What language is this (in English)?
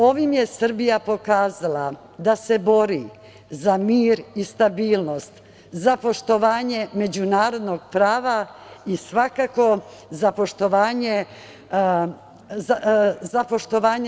Serbian